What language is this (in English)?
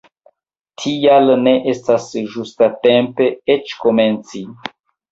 Esperanto